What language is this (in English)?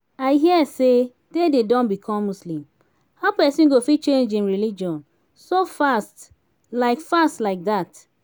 Nigerian Pidgin